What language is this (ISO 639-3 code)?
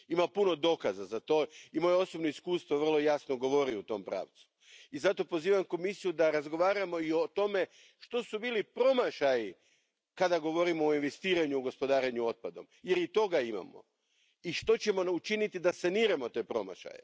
hrv